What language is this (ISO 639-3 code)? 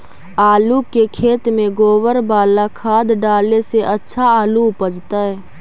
mag